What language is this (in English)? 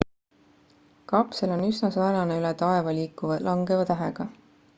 Estonian